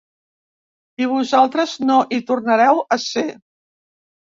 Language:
Catalan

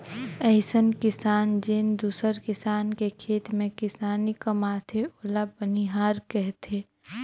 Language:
Chhattisgarhi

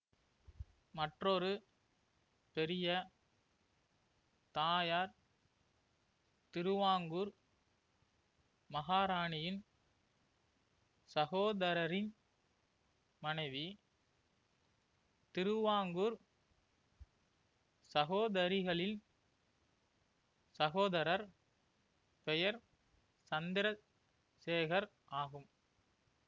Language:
Tamil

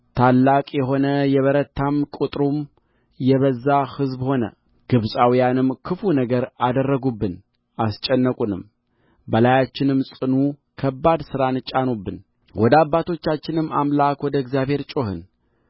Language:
Amharic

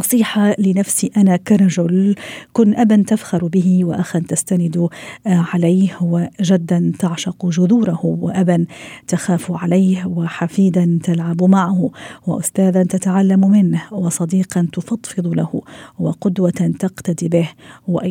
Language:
Arabic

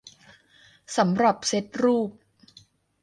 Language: Thai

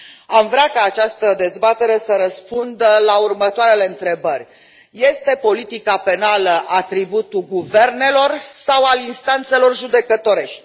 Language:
Romanian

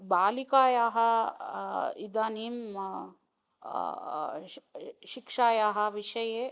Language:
Sanskrit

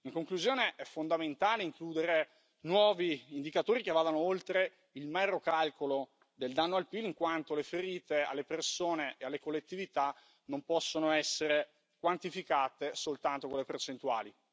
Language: Italian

